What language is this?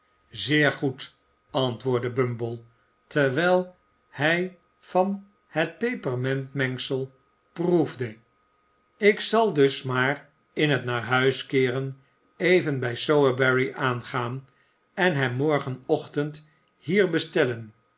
Dutch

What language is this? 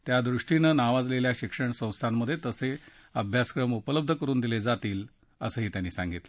Marathi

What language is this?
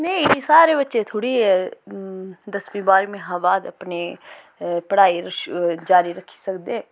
Dogri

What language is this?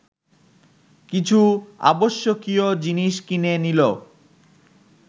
Bangla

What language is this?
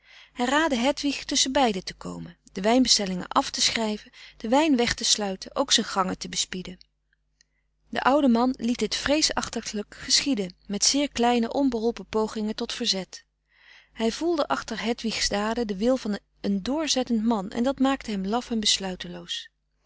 Dutch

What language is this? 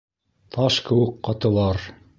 Bashkir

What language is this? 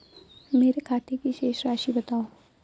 Hindi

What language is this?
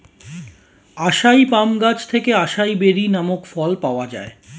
Bangla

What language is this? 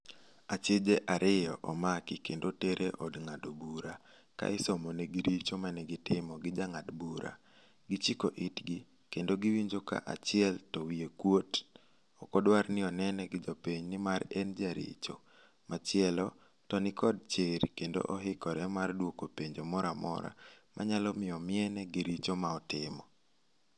Luo (Kenya and Tanzania)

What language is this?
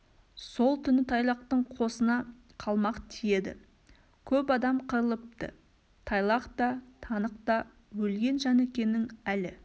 Kazakh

